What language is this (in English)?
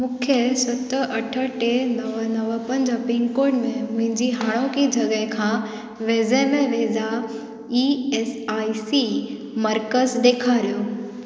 Sindhi